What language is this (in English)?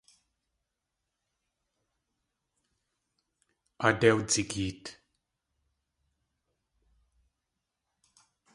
Tlingit